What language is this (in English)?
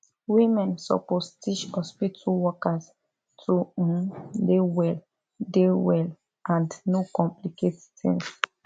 Nigerian Pidgin